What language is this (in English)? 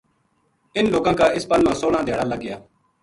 Gujari